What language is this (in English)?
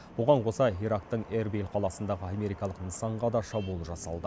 Kazakh